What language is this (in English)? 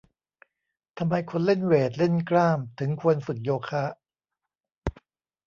Thai